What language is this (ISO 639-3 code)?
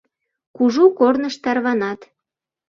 chm